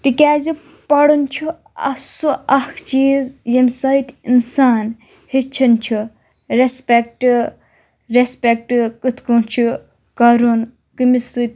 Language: Kashmiri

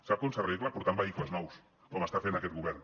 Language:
Catalan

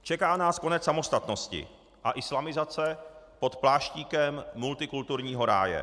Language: Czech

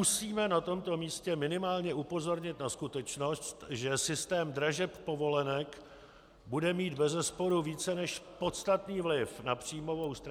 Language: Czech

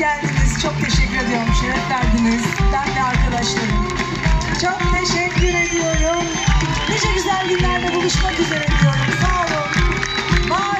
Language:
Turkish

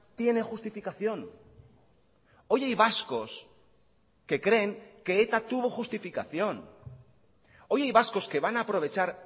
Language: Spanish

